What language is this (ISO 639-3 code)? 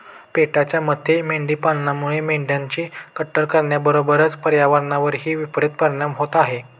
mar